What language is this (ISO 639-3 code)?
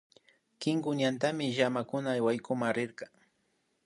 qvi